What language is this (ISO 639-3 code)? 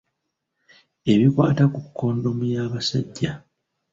lug